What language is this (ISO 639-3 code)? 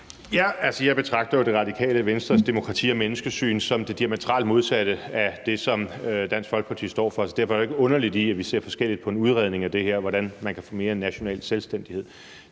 dan